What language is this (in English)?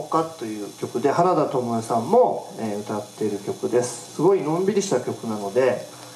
Japanese